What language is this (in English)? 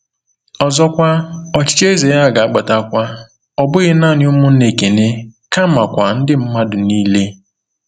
Igbo